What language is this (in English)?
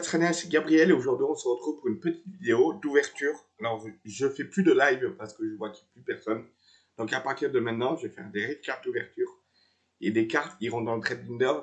French